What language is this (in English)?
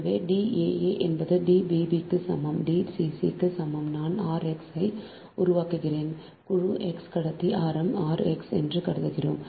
Tamil